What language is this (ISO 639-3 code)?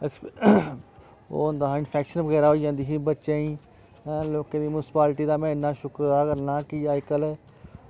doi